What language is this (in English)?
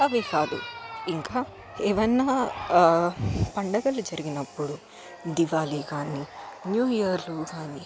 Telugu